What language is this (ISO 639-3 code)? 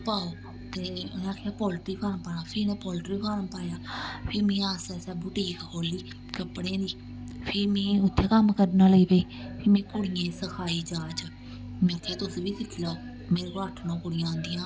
doi